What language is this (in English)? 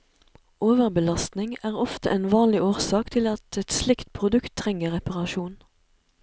Norwegian